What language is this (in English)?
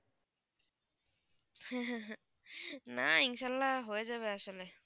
Bangla